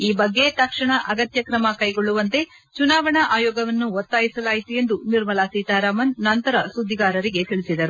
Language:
Kannada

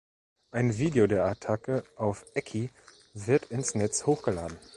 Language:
German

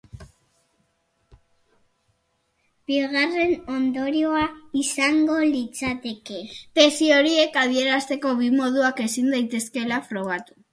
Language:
Basque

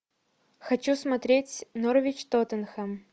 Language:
Russian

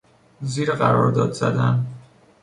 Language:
Persian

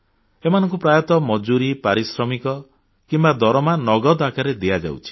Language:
Odia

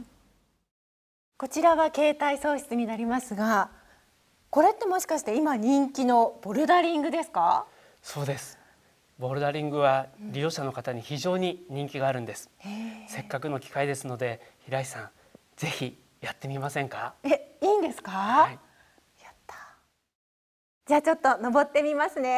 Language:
Japanese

